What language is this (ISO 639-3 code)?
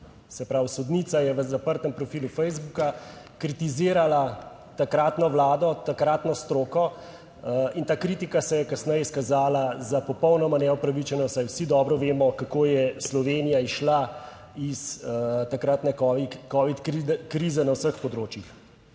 slv